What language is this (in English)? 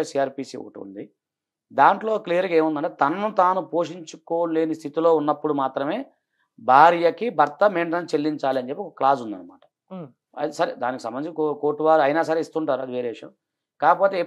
Telugu